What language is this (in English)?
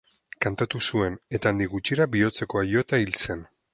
Basque